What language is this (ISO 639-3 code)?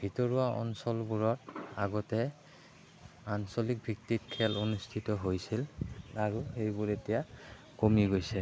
asm